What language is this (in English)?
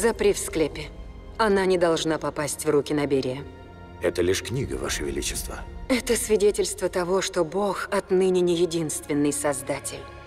Russian